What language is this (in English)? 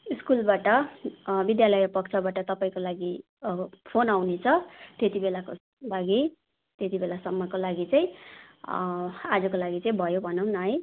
Nepali